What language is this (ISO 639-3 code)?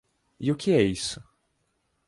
por